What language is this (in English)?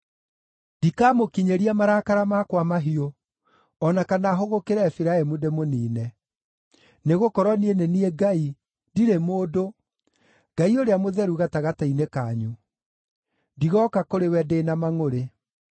Kikuyu